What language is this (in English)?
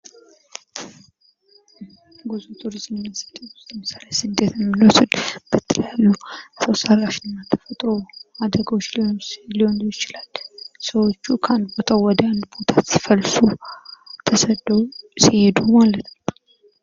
Amharic